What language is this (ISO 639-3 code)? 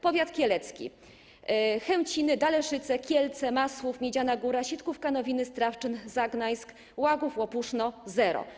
pol